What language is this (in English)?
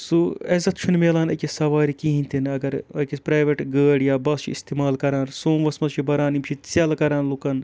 Kashmiri